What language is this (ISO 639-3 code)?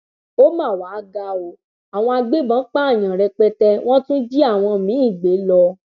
yor